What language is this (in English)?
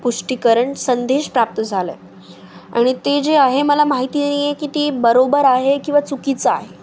Marathi